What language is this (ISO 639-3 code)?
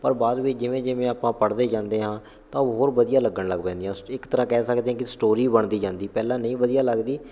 pan